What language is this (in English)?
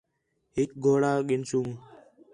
Khetrani